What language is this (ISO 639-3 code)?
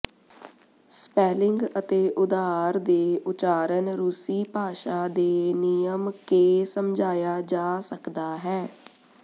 pan